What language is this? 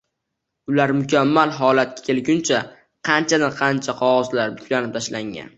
Uzbek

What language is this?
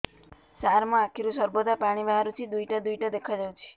Odia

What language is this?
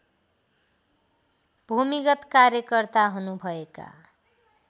Nepali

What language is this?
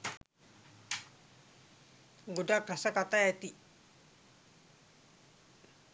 Sinhala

